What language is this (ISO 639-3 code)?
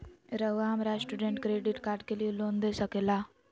mag